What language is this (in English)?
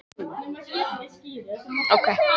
Icelandic